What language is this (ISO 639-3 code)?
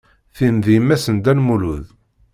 kab